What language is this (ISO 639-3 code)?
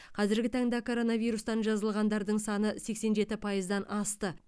kaz